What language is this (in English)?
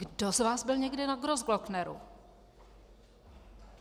Czech